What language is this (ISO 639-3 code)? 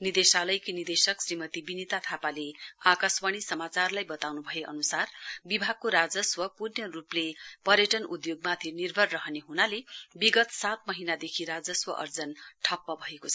nep